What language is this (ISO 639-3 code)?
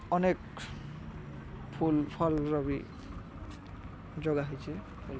ori